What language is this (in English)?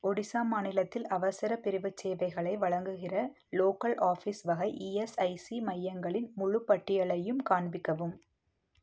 Tamil